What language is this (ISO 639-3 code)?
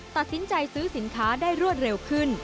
tha